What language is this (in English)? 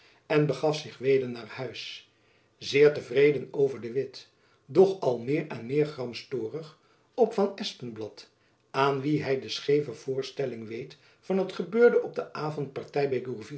Dutch